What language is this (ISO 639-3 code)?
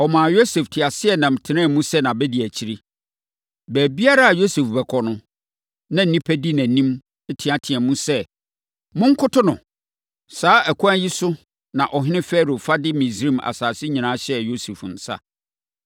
aka